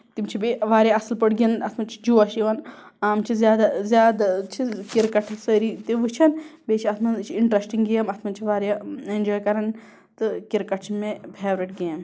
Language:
Kashmiri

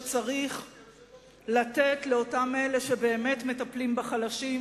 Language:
Hebrew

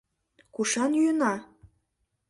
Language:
Mari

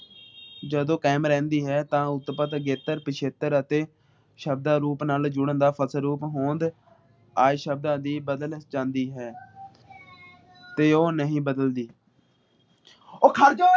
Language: Punjabi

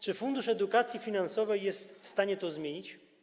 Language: Polish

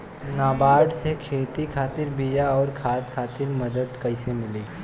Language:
Bhojpuri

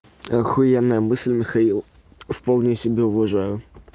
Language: Russian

